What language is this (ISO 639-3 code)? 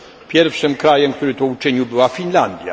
pol